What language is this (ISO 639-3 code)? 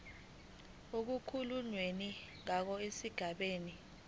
zul